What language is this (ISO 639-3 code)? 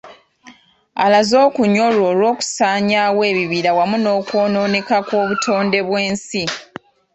lug